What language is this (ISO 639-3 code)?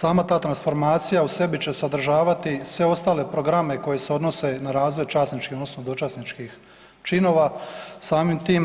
hrv